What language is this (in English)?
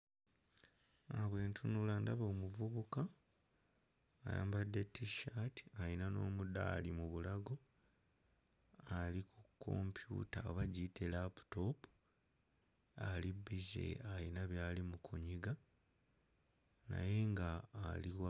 Ganda